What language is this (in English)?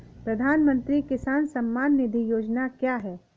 Hindi